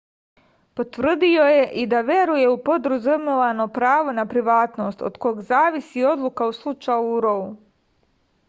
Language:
Serbian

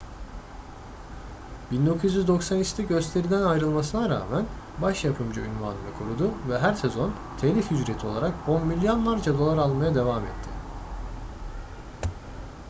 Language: Turkish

